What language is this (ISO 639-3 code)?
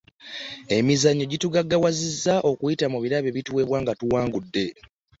lug